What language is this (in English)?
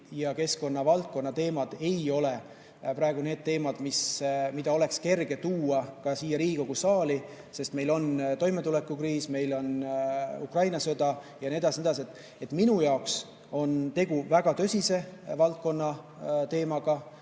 Estonian